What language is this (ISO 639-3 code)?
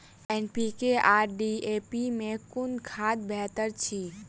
mai